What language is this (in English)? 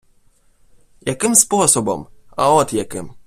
Ukrainian